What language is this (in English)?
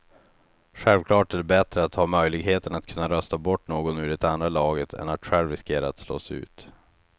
Swedish